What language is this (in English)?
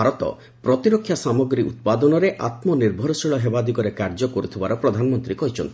Odia